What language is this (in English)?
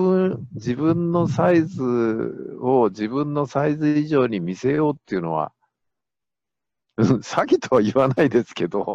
Japanese